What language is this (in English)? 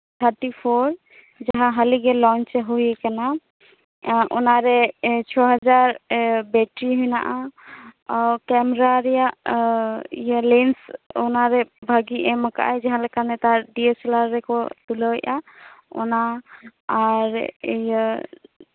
Santali